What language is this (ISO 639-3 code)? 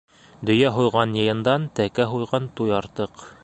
bak